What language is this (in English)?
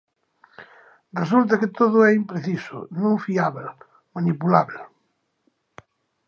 Galician